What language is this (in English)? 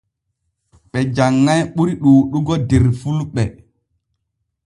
Borgu Fulfulde